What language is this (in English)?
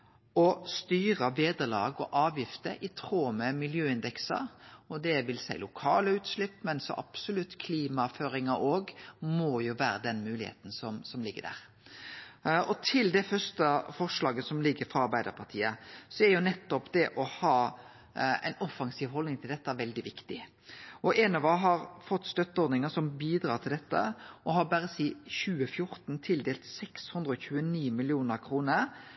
Norwegian Nynorsk